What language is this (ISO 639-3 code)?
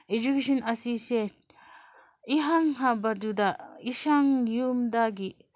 mni